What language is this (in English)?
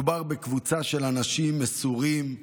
Hebrew